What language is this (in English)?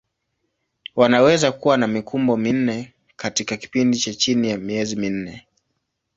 Swahili